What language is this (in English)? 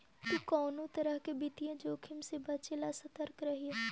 Magahi